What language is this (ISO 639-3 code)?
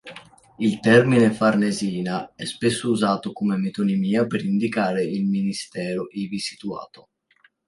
ita